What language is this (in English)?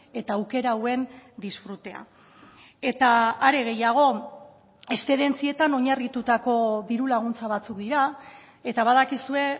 Basque